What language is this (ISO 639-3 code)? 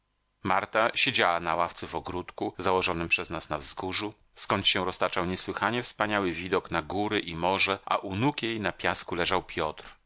pol